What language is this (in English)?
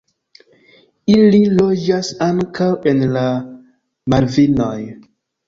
Esperanto